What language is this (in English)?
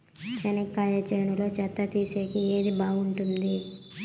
Telugu